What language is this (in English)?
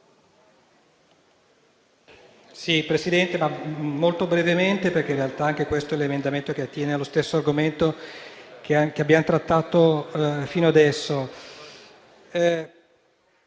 Italian